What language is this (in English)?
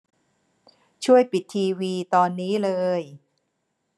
Thai